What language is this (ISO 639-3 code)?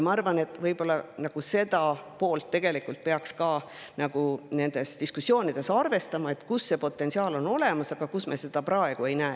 est